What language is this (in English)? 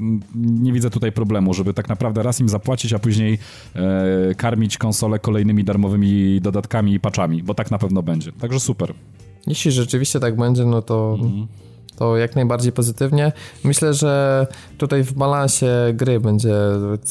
Polish